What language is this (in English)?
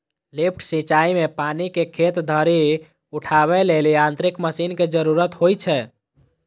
Maithili